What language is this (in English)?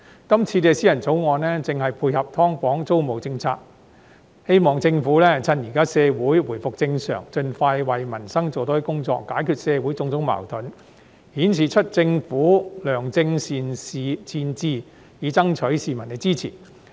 Cantonese